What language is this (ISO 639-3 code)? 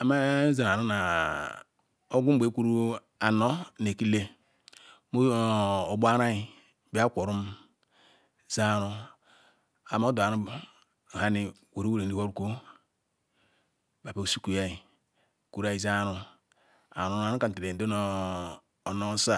ikw